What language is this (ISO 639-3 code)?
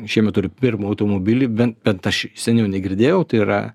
lit